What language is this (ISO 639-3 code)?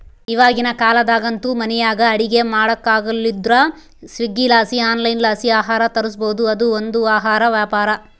kan